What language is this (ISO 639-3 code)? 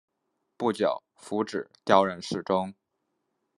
zho